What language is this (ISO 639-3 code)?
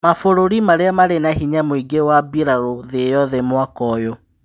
kik